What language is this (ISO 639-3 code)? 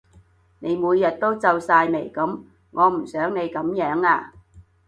yue